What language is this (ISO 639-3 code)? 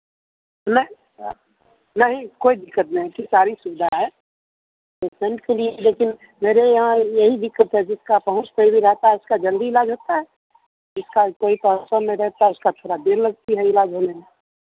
hin